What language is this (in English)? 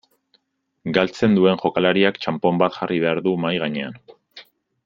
Basque